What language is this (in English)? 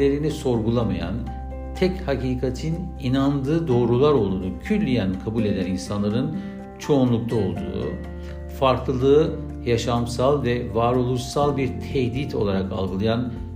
Turkish